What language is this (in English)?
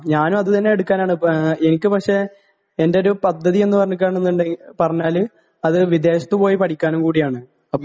Malayalam